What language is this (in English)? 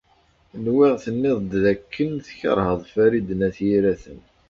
Kabyle